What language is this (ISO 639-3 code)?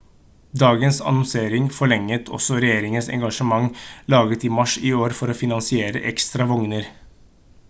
nob